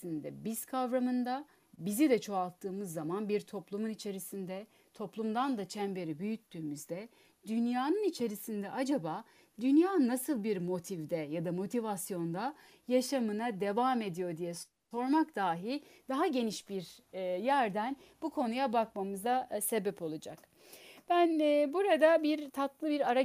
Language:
Turkish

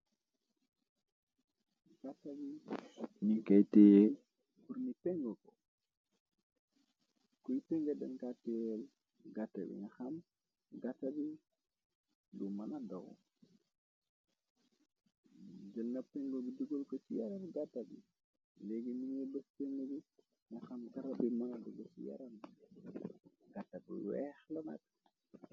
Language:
Wolof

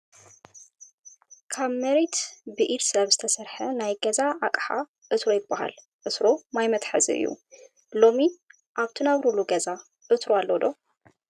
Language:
Tigrinya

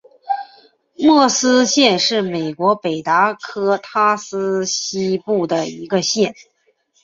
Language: Chinese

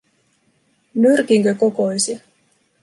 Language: Finnish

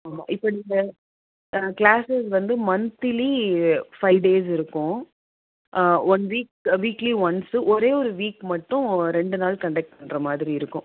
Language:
Tamil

